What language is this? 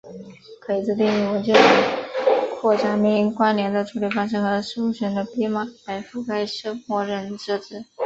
Chinese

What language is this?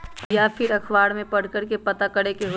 Magahi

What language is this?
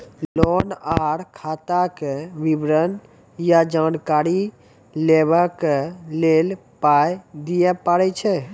Maithili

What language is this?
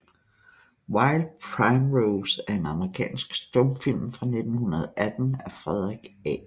Danish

